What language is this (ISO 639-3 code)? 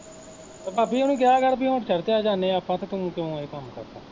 pan